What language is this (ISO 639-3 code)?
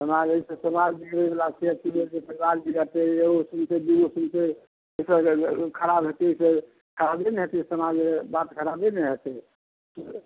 mai